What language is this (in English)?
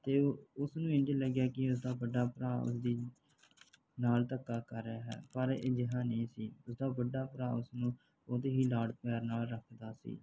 Punjabi